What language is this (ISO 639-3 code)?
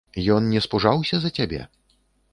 bel